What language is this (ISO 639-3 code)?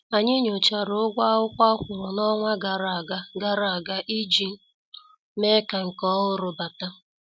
ibo